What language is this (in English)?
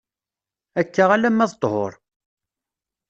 Kabyle